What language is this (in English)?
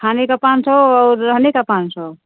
Hindi